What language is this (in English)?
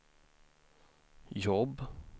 Swedish